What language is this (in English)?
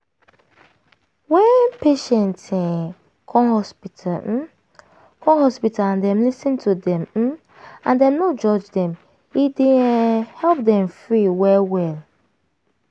Nigerian Pidgin